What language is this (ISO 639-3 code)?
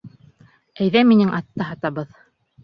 bak